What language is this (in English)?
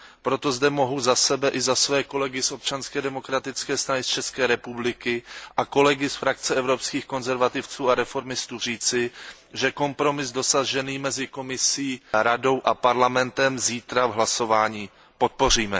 Czech